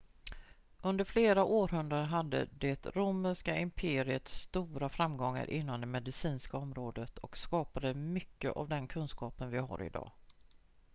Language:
Swedish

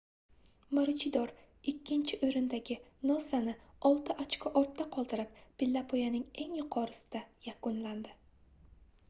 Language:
Uzbek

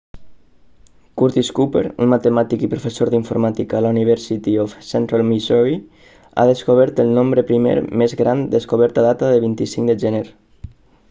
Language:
Catalan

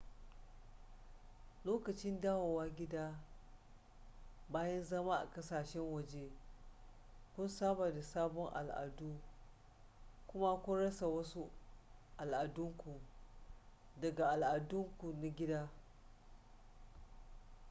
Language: Hausa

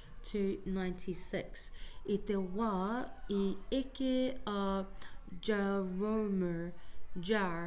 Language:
Māori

